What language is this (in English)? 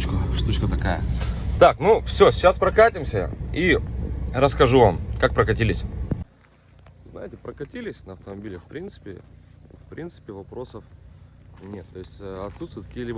Russian